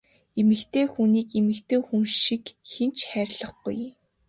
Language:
Mongolian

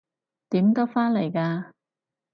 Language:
Cantonese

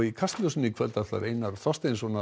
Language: Icelandic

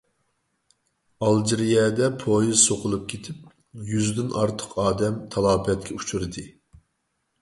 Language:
Uyghur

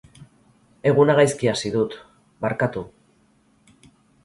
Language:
Basque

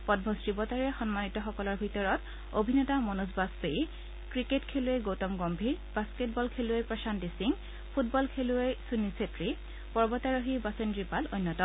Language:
Assamese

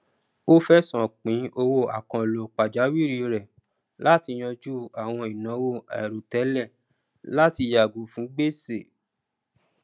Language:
Yoruba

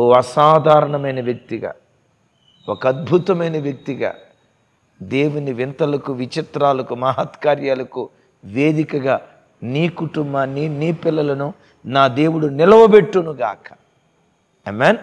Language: Telugu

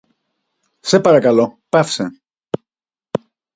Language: Greek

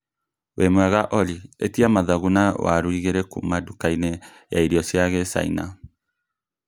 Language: Kikuyu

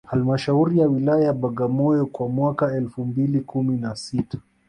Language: Swahili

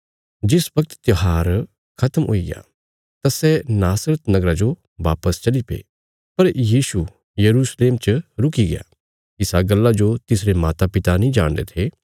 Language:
Bilaspuri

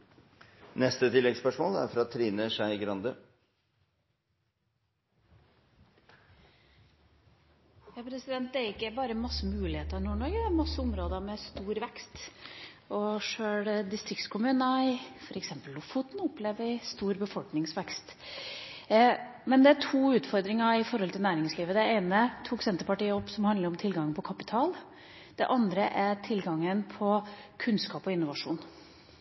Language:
Norwegian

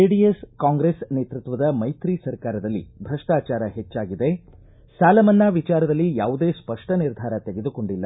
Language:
Kannada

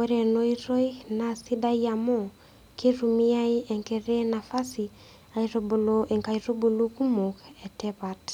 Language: Masai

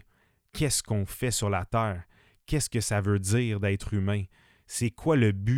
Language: French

